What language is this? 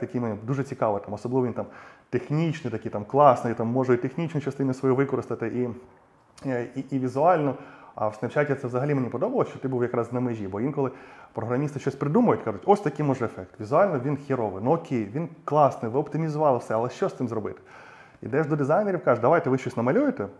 Ukrainian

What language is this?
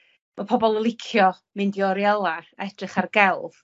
Welsh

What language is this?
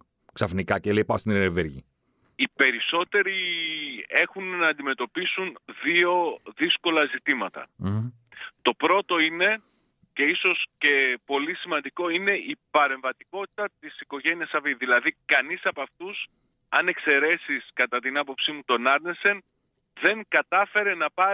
Greek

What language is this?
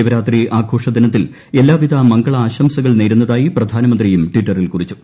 Malayalam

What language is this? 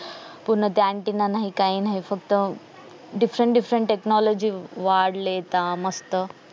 Marathi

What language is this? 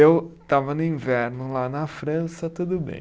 Portuguese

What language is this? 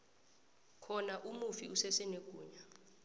South Ndebele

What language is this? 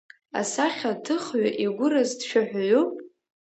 Abkhazian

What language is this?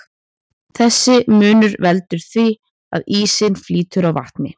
Icelandic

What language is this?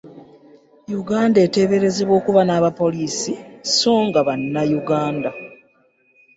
Ganda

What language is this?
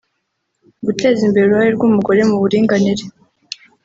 Kinyarwanda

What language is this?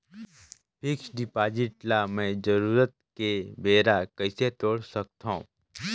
Chhattisgarhi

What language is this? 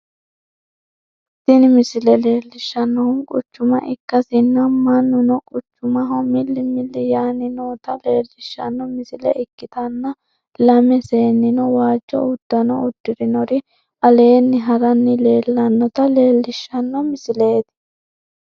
Sidamo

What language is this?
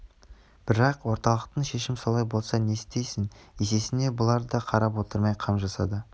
Kazakh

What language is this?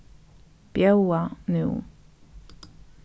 Faroese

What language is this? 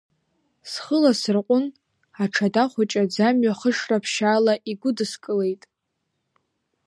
Abkhazian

